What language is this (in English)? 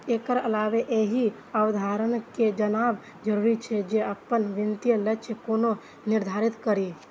Maithili